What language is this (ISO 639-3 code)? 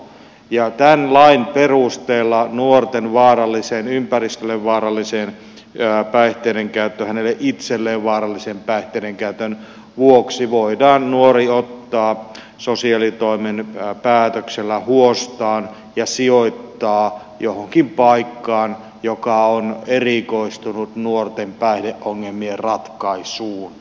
fin